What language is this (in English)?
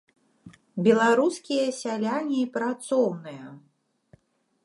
Belarusian